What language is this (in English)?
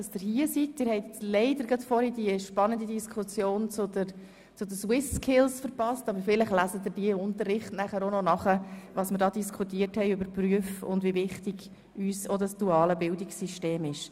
Swiss German